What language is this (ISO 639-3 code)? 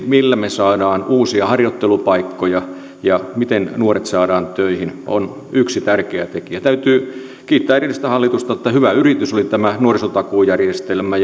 fin